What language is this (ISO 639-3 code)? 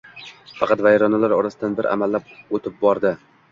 uzb